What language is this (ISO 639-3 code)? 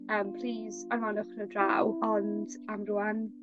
cym